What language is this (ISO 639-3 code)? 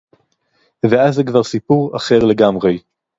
heb